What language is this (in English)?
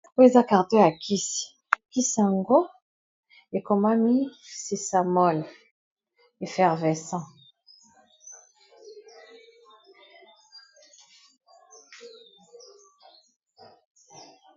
Lingala